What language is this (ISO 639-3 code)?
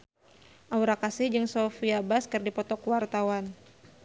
sun